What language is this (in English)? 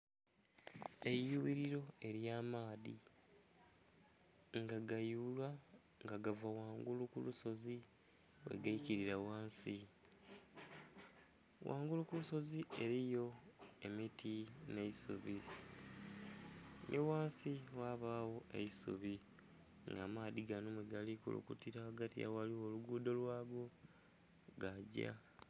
Soga